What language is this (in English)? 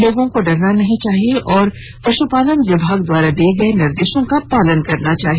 Hindi